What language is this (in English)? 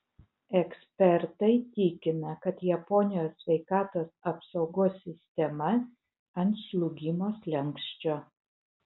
Lithuanian